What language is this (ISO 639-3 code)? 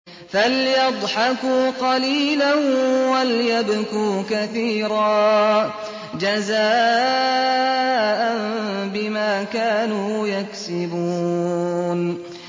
ara